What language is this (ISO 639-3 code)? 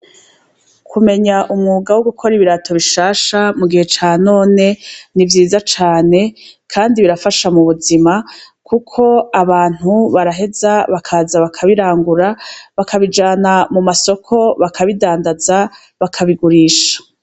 run